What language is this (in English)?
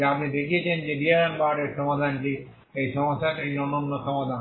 Bangla